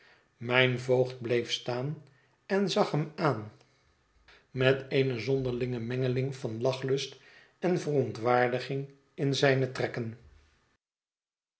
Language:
Dutch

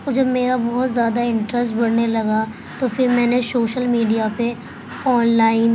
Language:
Urdu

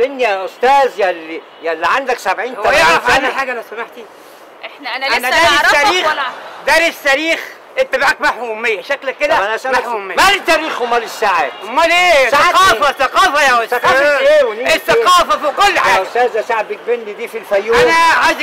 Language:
Arabic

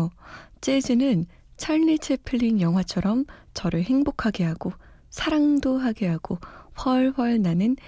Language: Korean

